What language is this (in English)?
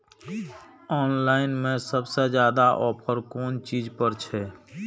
Maithili